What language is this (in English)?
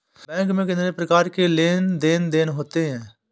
Hindi